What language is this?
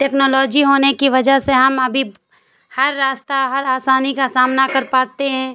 Urdu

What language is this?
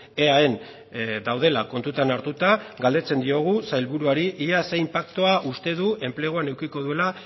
Basque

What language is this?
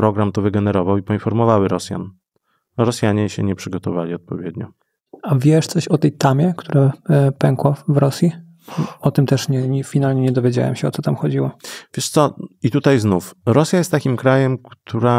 Polish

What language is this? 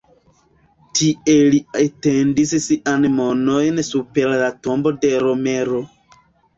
Esperanto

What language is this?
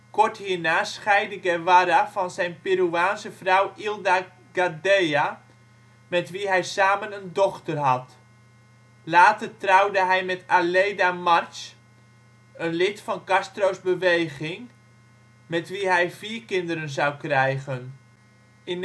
Dutch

